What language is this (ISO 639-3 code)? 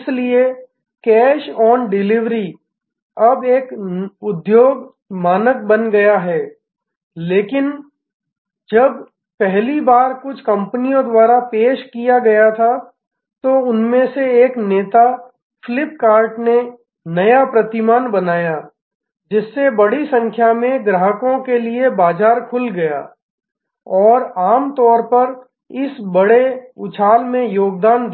hin